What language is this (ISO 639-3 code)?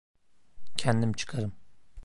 tur